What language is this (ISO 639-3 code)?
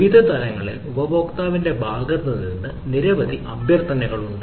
mal